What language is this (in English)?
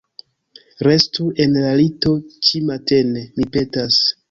Esperanto